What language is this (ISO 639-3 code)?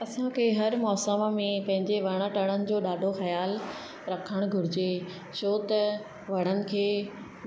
snd